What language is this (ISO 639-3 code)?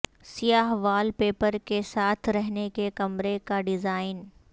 urd